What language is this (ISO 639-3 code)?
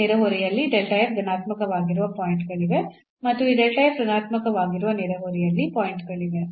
kan